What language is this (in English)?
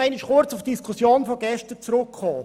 Swiss German